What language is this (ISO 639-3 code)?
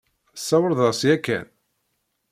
kab